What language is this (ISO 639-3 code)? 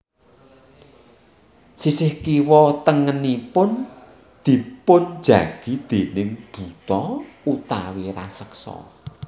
jav